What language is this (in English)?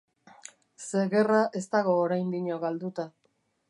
Basque